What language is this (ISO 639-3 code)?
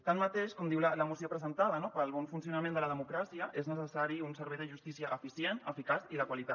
cat